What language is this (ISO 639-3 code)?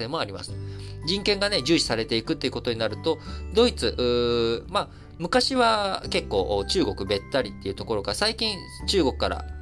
jpn